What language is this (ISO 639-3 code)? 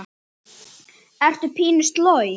isl